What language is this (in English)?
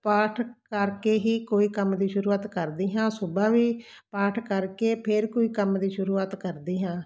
Punjabi